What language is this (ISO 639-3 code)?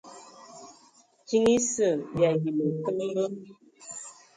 ewo